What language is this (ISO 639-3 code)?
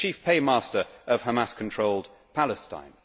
eng